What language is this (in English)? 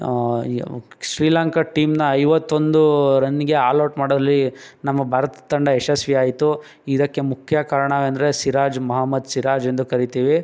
Kannada